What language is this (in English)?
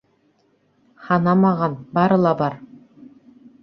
Bashkir